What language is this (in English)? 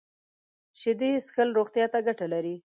Pashto